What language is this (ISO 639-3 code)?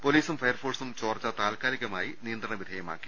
mal